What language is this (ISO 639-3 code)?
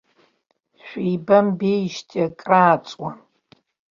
abk